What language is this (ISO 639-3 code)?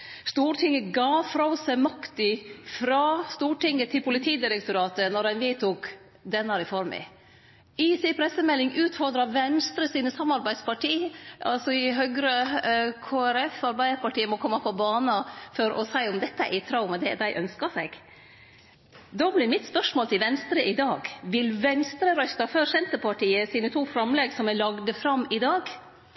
nno